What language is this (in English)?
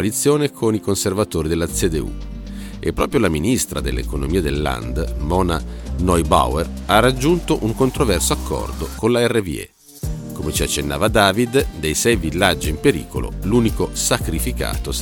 Italian